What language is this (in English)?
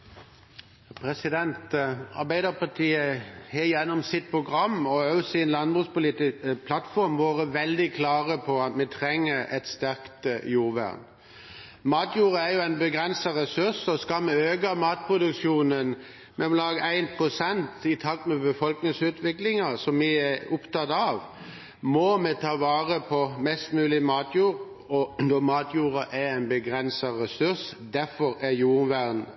Norwegian